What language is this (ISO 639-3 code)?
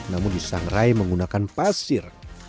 ind